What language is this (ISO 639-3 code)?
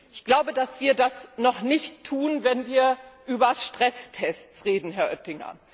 deu